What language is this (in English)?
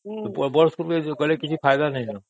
Odia